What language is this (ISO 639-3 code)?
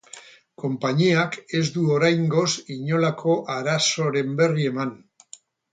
eus